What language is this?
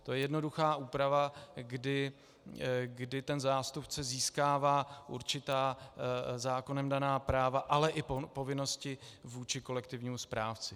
Czech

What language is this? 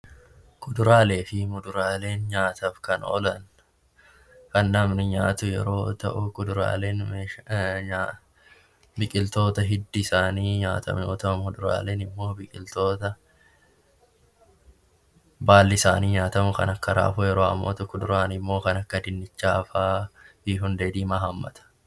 Oromo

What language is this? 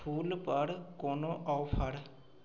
Maithili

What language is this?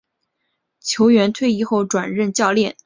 Chinese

